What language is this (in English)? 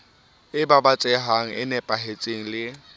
Southern Sotho